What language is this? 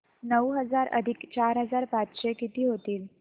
Marathi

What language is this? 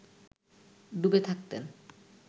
Bangla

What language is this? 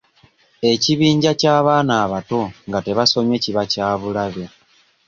Ganda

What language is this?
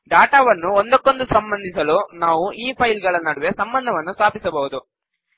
Kannada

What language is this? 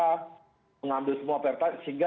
Indonesian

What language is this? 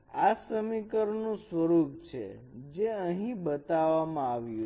Gujarati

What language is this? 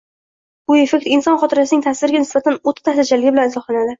Uzbek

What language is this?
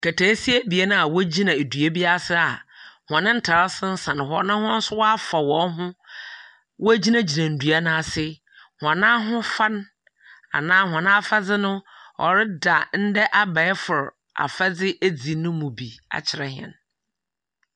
Akan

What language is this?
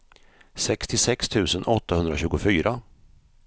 Swedish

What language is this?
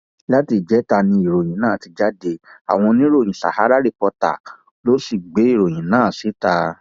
Yoruba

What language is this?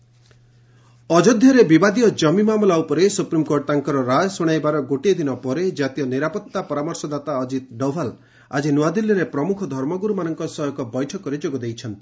Odia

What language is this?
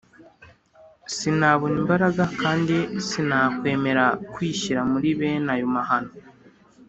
Kinyarwanda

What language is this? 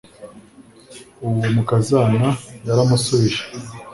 Kinyarwanda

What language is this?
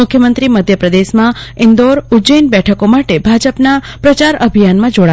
Gujarati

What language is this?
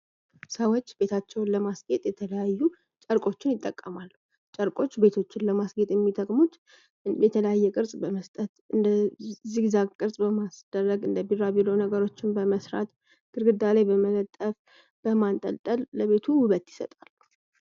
Amharic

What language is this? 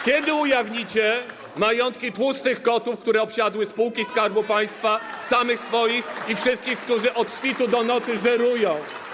Polish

